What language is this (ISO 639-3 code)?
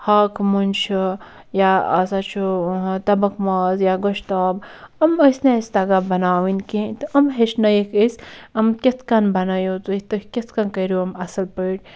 kas